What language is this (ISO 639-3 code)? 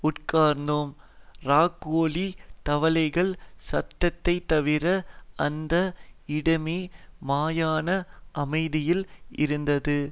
tam